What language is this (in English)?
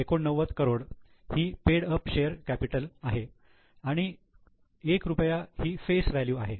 Marathi